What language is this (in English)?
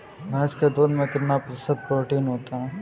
Hindi